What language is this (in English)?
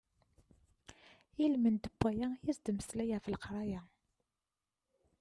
Kabyle